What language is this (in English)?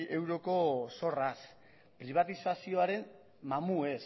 Basque